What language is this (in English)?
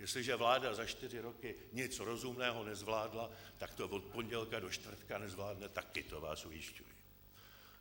Czech